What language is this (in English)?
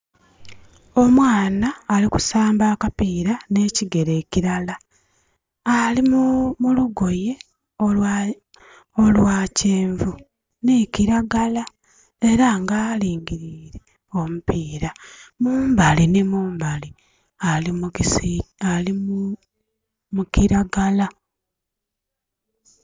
Soga